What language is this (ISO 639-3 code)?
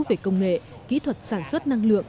vie